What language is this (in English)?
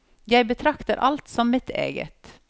Norwegian